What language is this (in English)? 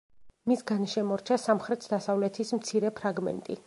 Georgian